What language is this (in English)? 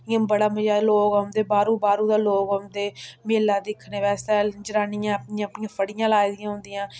Dogri